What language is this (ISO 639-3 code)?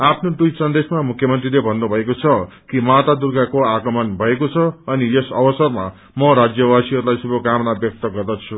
nep